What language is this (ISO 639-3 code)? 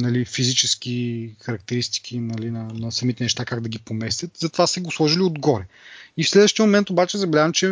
bul